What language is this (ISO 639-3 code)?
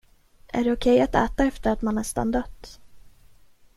swe